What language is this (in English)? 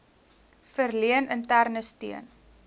Afrikaans